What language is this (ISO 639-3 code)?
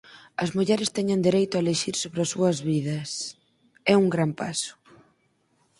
glg